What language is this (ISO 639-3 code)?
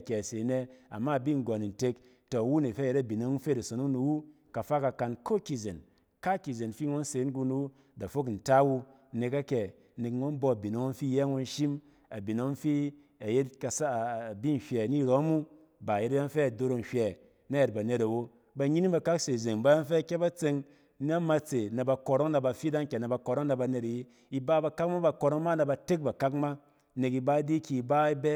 cen